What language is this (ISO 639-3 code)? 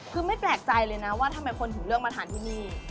tha